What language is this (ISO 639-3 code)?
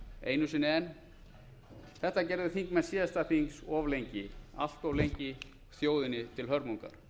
isl